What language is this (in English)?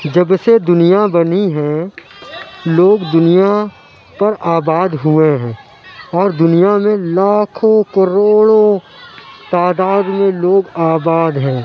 Urdu